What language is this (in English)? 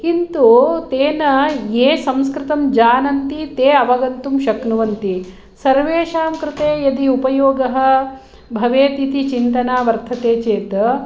Sanskrit